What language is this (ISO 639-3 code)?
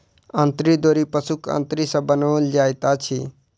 mai